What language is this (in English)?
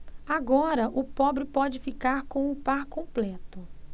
Portuguese